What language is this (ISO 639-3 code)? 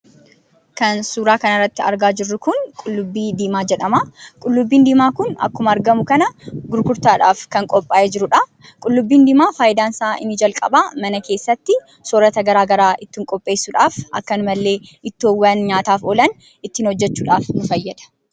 orm